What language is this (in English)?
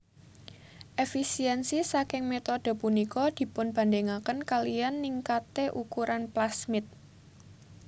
Javanese